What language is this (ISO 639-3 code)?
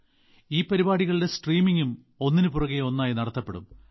mal